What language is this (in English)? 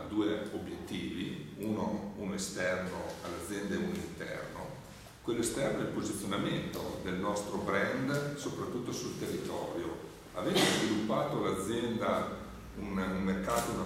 Italian